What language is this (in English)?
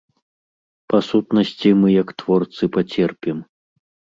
Belarusian